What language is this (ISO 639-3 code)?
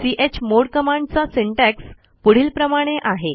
mar